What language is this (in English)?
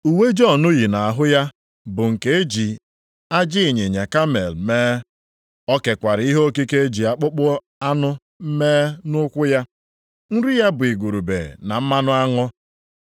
Igbo